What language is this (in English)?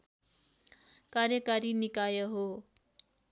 Nepali